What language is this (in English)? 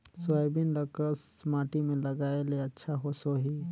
Chhattisgarhi